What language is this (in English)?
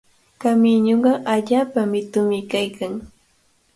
Cajatambo North Lima Quechua